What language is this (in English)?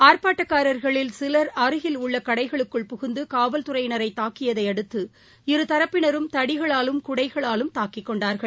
Tamil